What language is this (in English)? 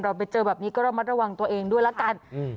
Thai